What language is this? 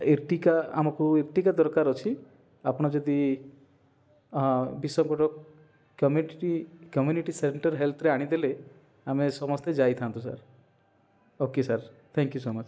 Odia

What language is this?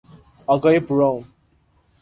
Persian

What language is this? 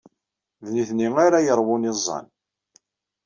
Kabyle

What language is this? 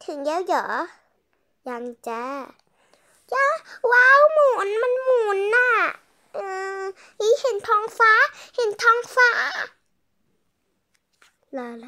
Thai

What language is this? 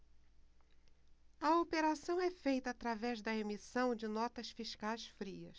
Portuguese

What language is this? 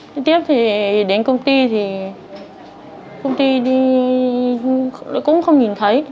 Vietnamese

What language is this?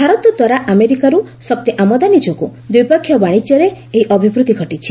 Odia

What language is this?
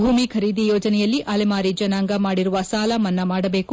Kannada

